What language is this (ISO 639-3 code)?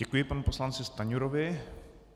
ces